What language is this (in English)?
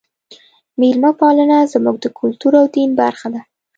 Pashto